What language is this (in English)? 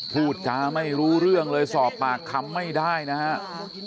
Thai